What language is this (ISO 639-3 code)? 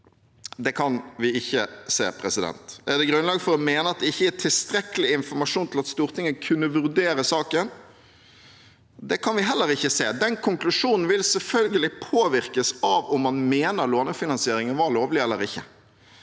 nor